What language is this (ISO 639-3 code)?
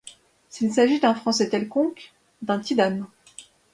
fra